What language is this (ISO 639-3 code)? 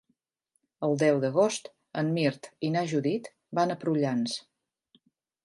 cat